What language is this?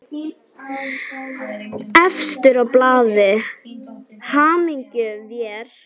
Icelandic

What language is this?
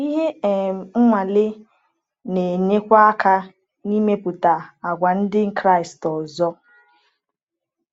Igbo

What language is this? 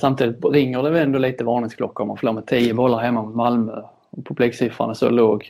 Swedish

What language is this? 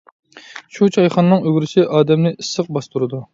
Uyghur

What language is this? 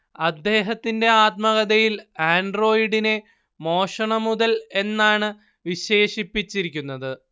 Malayalam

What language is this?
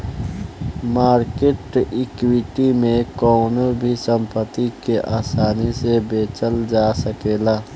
Bhojpuri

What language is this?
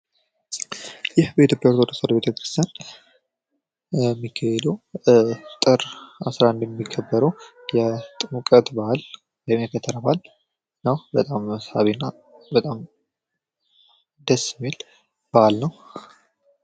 Amharic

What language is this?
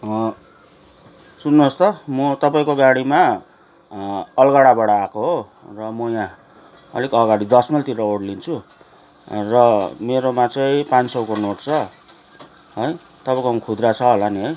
Nepali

